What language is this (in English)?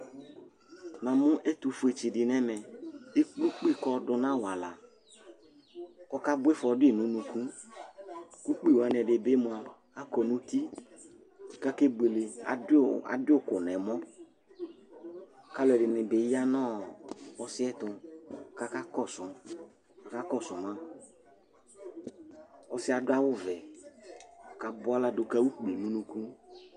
Ikposo